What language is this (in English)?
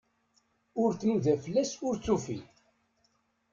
Kabyle